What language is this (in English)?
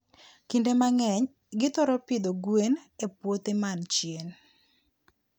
Luo (Kenya and Tanzania)